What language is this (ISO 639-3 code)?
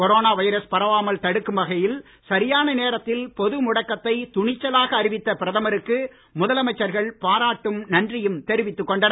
tam